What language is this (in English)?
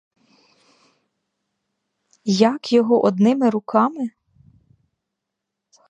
Ukrainian